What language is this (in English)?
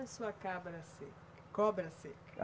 Portuguese